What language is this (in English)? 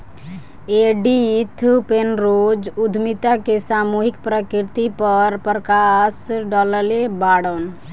Bhojpuri